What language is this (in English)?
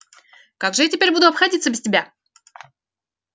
Russian